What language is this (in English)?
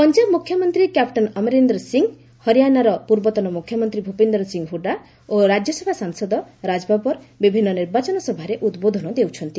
Odia